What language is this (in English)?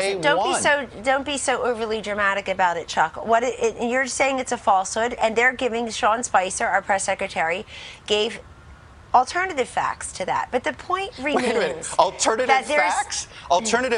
Spanish